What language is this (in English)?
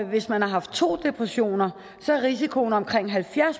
Danish